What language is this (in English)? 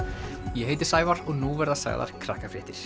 Icelandic